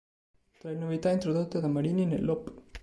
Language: Italian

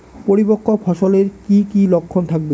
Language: Bangla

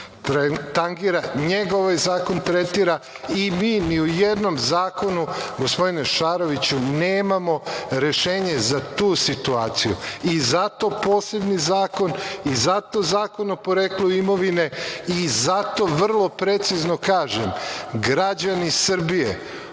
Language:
Serbian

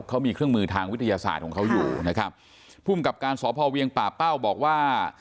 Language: Thai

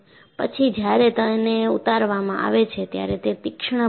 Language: Gujarati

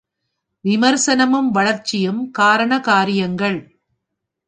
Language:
Tamil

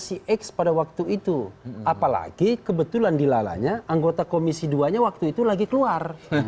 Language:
Indonesian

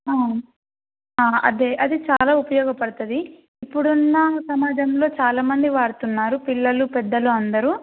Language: Telugu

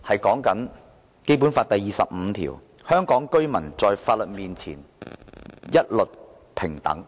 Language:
Cantonese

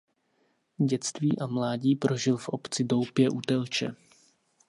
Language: Czech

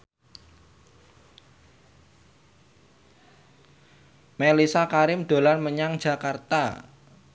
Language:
Javanese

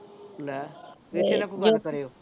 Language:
Punjabi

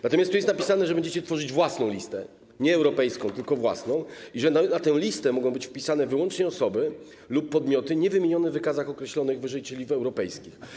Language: Polish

